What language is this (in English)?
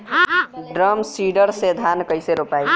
Bhojpuri